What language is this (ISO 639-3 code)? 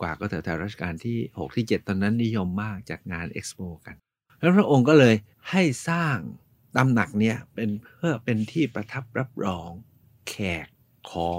tha